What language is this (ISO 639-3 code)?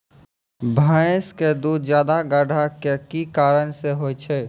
mai